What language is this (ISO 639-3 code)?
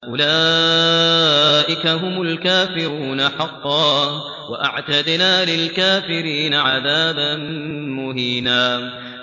ara